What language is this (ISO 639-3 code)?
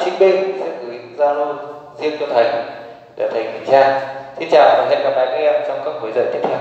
vie